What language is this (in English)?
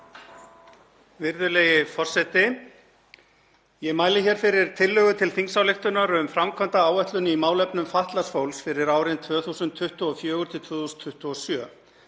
Icelandic